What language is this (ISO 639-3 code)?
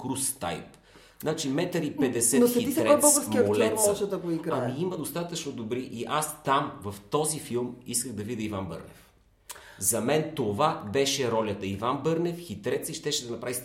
bul